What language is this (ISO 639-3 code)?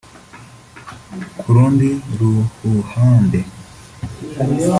kin